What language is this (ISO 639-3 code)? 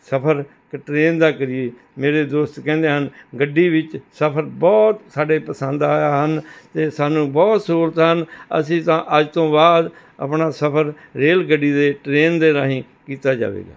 pan